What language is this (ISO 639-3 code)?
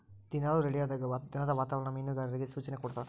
kan